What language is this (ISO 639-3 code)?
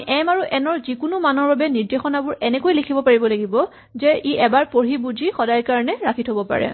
asm